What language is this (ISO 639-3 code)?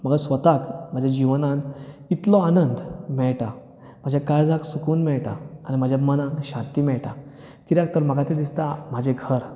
kok